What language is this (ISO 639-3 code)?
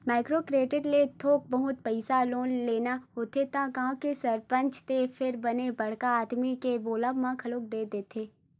hne